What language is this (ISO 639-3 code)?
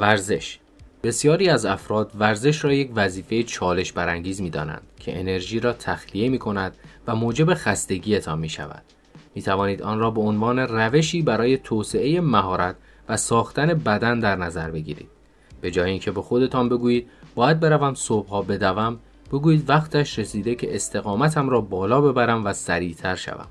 fas